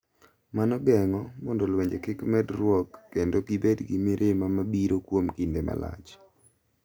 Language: Luo (Kenya and Tanzania)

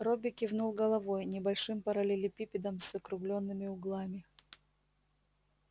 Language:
Russian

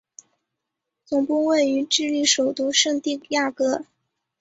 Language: Chinese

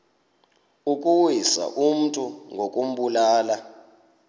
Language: Xhosa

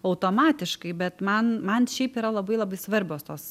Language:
Lithuanian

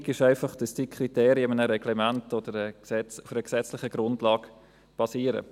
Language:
Swiss German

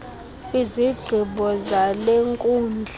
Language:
Xhosa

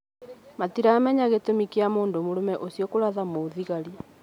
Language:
Kikuyu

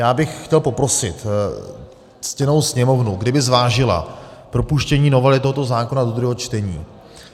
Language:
Czech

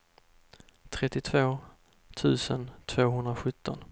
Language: Swedish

